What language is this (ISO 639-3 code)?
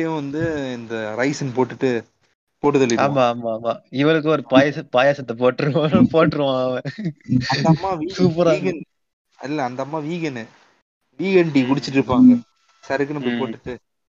tam